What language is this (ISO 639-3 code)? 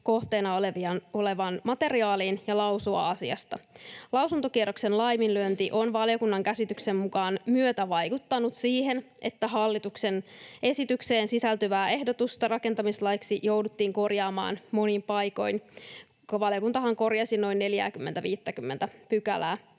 fin